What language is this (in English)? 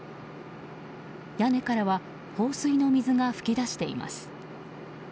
Japanese